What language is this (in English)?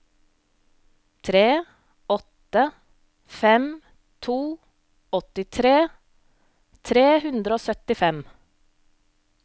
Norwegian